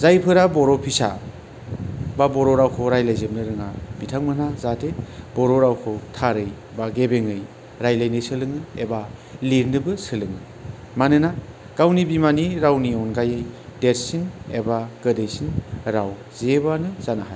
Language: Bodo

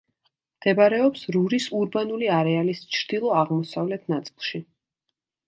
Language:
Georgian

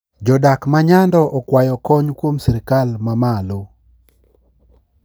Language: Luo (Kenya and Tanzania)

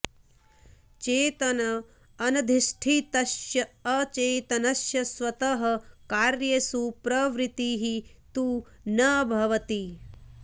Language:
Sanskrit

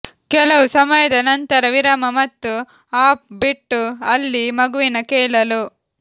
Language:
Kannada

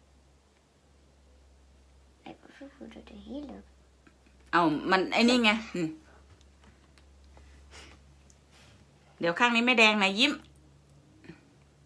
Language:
Thai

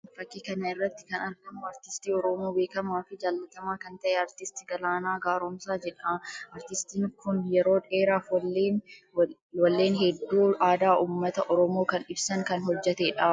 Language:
Oromo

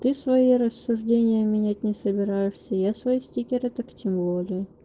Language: Russian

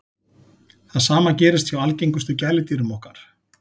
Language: Icelandic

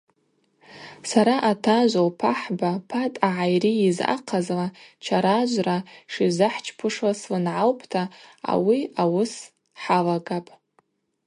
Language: Abaza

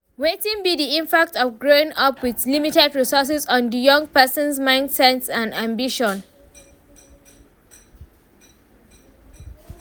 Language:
Nigerian Pidgin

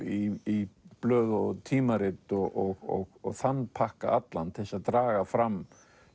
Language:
Icelandic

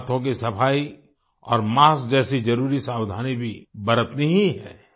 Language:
Hindi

